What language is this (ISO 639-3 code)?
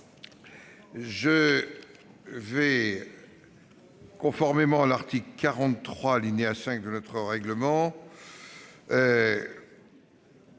fra